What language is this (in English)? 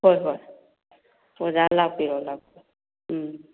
Manipuri